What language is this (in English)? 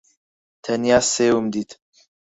Central Kurdish